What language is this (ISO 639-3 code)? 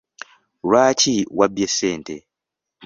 lug